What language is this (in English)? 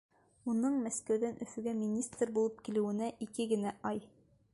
Bashkir